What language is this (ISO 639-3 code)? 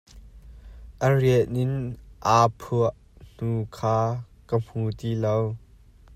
cnh